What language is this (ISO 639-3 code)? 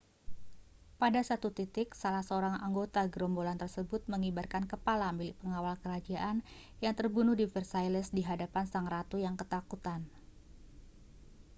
ind